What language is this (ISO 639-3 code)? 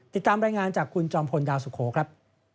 tha